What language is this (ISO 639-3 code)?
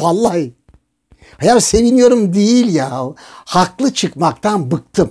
tur